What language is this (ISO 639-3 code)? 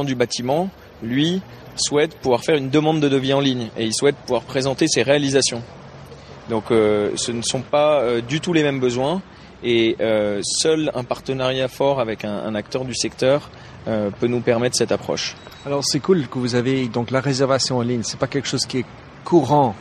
fra